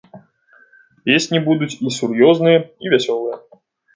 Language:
Belarusian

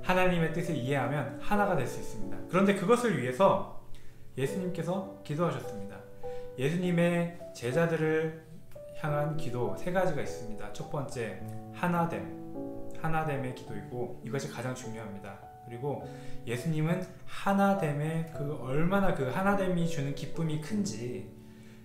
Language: Korean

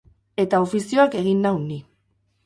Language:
Basque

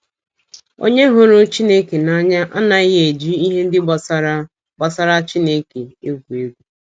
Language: Igbo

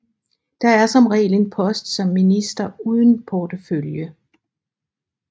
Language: Danish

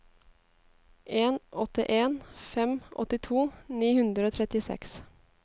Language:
Norwegian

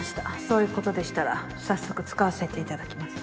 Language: Japanese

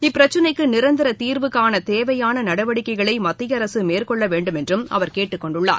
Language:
Tamil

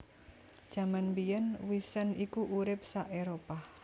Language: Javanese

